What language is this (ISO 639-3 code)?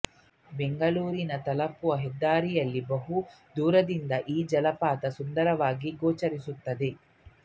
kan